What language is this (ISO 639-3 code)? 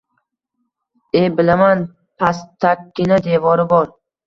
uzb